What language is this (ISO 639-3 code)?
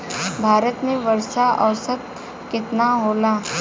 bho